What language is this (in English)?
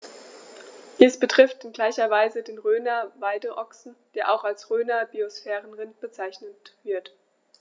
German